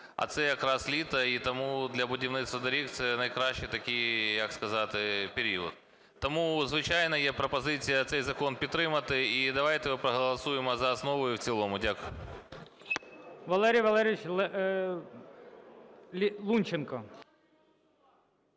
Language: Ukrainian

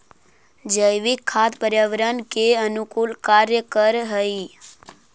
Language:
Magahi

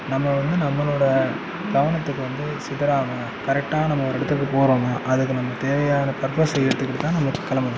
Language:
Tamil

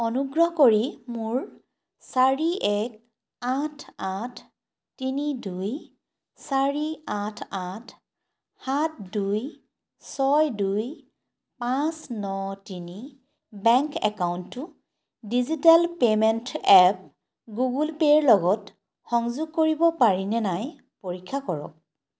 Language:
Assamese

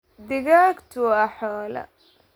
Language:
Somali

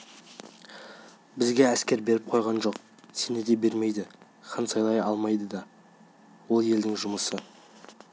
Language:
Kazakh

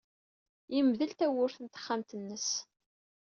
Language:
Kabyle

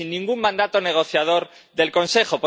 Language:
Spanish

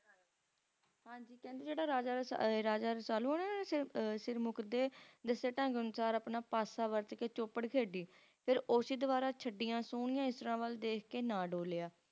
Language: Punjabi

